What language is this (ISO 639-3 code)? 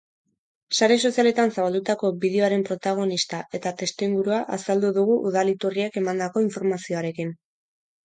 eus